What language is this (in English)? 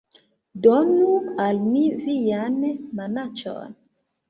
Esperanto